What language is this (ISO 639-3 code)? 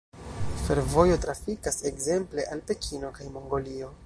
epo